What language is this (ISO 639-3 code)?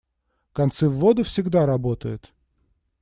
rus